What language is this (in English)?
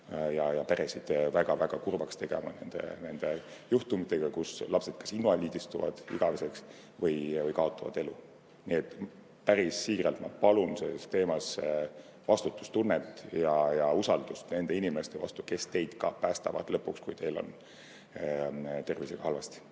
Estonian